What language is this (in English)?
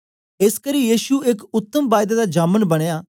Dogri